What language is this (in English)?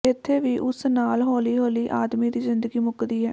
Punjabi